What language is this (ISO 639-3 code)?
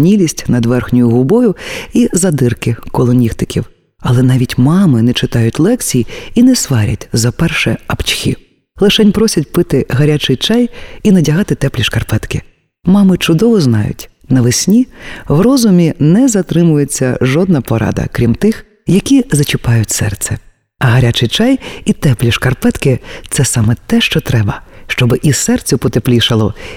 ukr